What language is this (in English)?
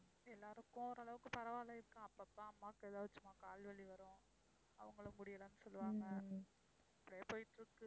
Tamil